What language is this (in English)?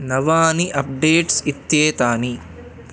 Sanskrit